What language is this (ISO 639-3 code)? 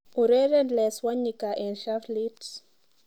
kln